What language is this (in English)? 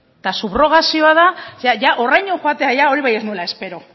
Basque